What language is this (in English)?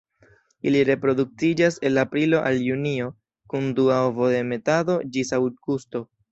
Esperanto